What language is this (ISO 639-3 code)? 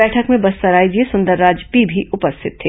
hin